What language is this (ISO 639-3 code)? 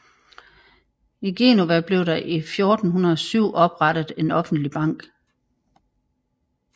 dan